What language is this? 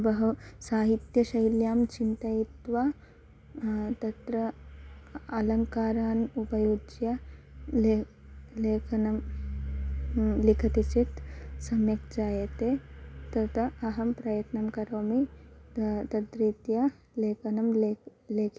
Sanskrit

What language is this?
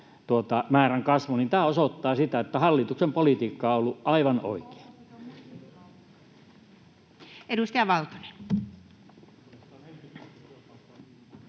Finnish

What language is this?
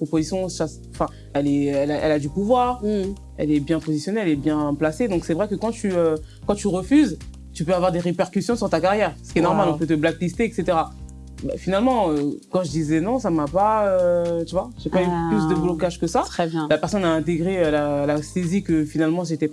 French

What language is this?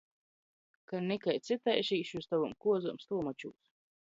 Latgalian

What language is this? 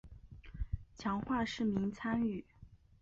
Chinese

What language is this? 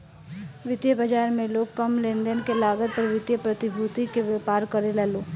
Bhojpuri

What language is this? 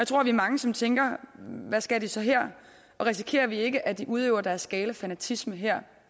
Danish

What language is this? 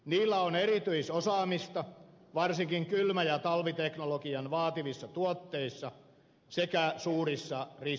Finnish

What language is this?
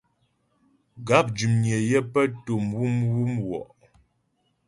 Ghomala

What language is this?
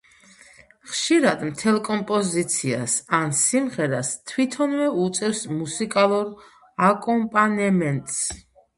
Georgian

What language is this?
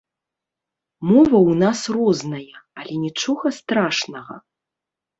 Belarusian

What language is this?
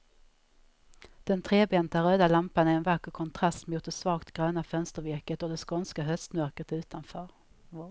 Swedish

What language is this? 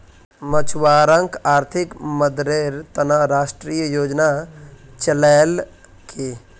Magahi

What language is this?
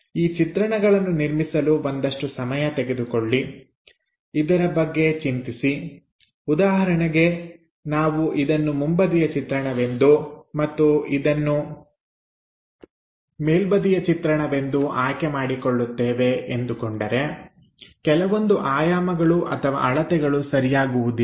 Kannada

